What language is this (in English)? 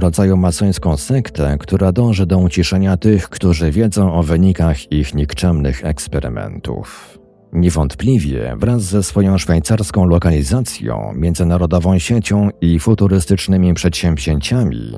Polish